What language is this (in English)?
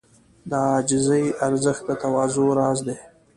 Pashto